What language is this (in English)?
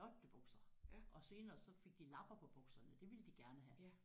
Danish